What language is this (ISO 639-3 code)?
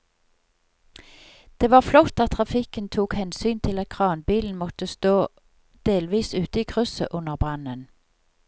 nor